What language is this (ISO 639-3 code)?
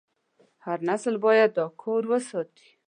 pus